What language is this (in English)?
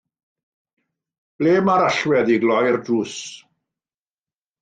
Welsh